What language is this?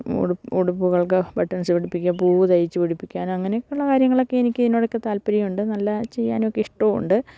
Malayalam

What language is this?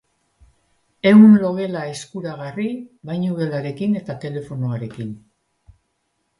Basque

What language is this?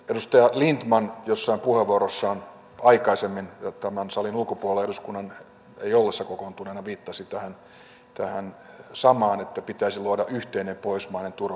Finnish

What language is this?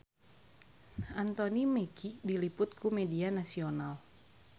Sundanese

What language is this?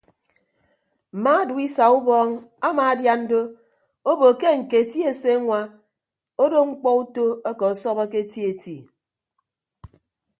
Ibibio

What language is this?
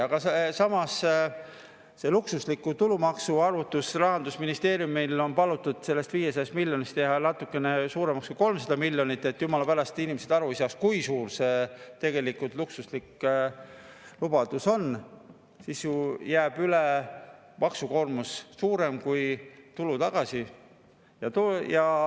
Estonian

